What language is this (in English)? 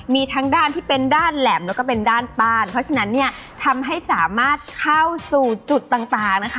Thai